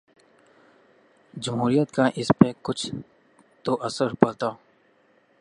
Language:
Urdu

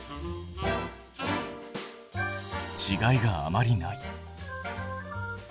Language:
Japanese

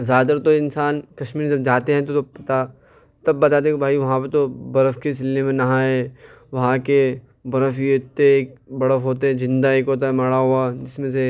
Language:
Urdu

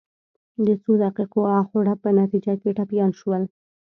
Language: Pashto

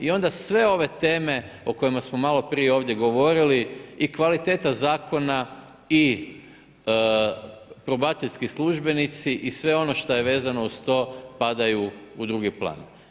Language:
Croatian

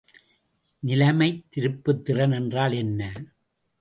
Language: Tamil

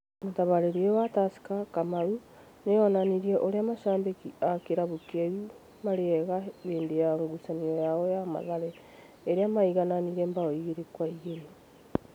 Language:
Kikuyu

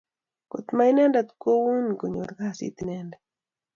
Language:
Kalenjin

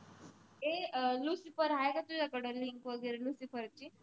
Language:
Marathi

